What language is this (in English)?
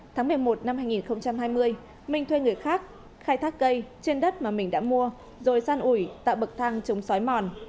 Vietnamese